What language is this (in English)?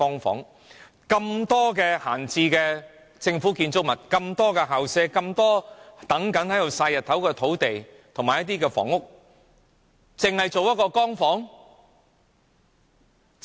Cantonese